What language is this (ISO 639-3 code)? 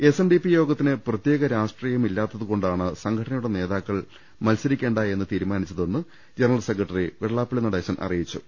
mal